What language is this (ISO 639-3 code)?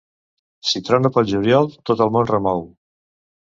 cat